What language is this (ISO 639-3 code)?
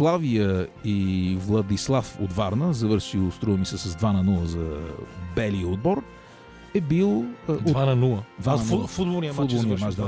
bul